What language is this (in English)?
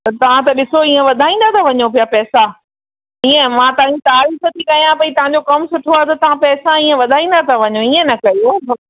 Sindhi